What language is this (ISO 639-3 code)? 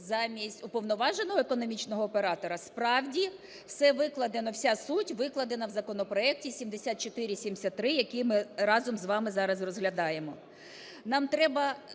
ukr